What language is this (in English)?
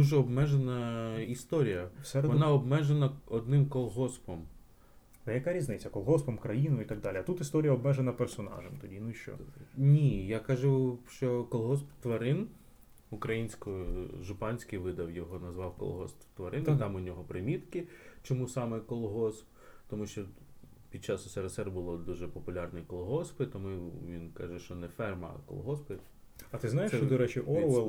Ukrainian